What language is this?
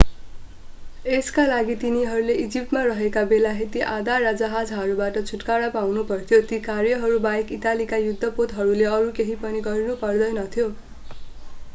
Nepali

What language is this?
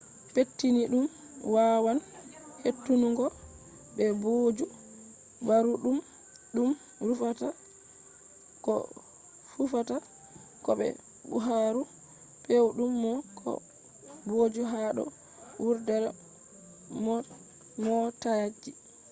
Fula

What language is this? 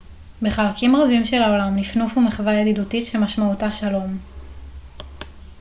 Hebrew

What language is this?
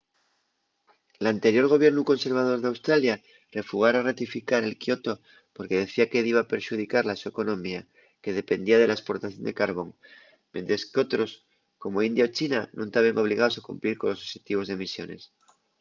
Asturian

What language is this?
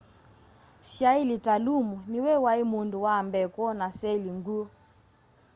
Kamba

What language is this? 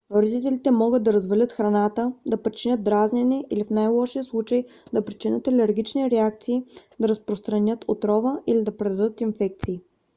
Bulgarian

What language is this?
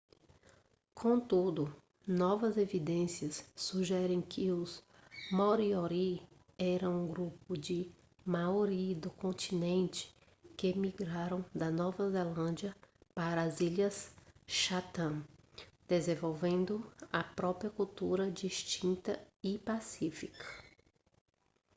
Portuguese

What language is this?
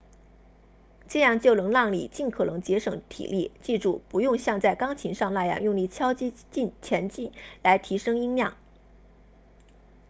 Chinese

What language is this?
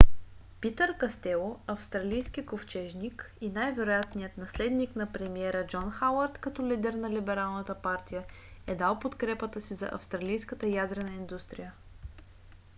Bulgarian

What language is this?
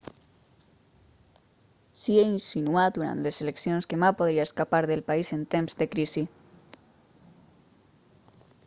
Catalan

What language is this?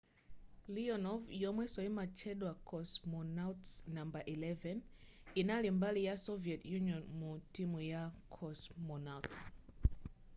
Nyanja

